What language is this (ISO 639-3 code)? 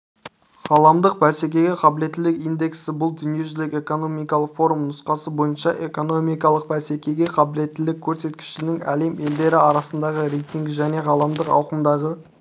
kaz